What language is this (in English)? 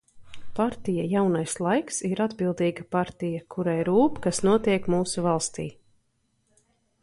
Latvian